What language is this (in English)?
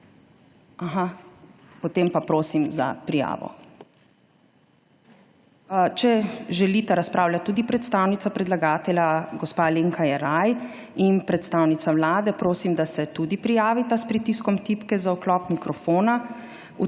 Slovenian